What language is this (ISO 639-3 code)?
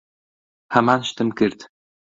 ckb